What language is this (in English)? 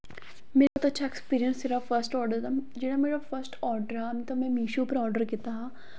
Dogri